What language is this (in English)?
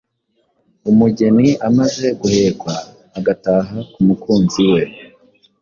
Kinyarwanda